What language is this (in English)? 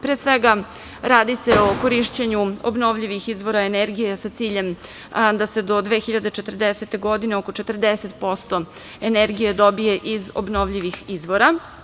Serbian